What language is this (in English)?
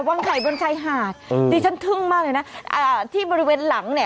Thai